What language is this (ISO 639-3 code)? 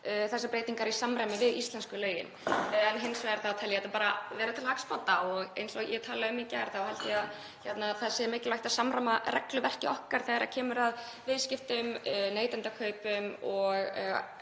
isl